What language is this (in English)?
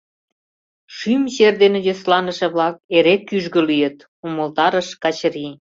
Mari